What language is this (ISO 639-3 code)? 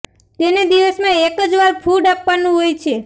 guj